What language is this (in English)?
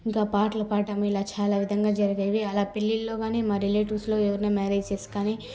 Telugu